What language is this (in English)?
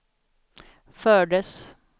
Swedish